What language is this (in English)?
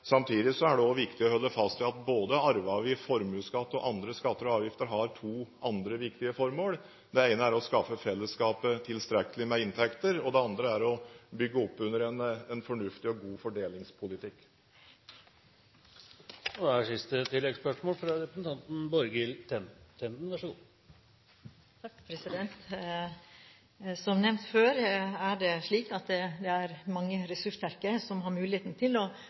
Norwegian